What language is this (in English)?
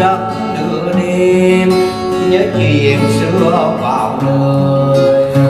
Vietnamese